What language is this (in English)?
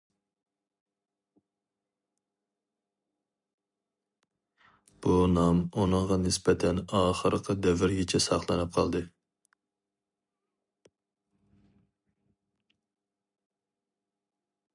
Uyghur